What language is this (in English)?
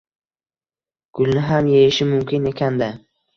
Uzbek